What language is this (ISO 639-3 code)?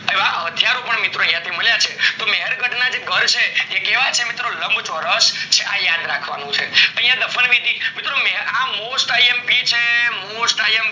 guj